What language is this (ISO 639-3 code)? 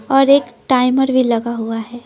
hin